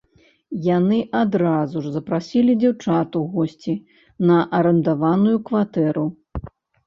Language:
Belarusian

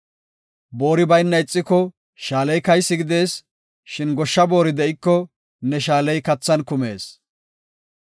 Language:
Gofa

